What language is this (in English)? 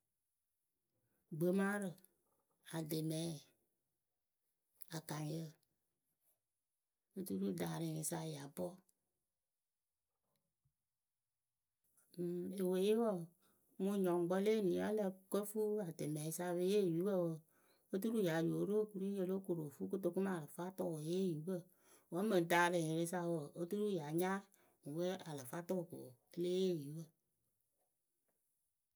Akebu